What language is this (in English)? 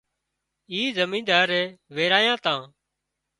Wadiyara Koli